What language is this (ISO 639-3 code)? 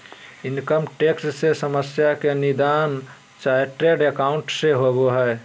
mag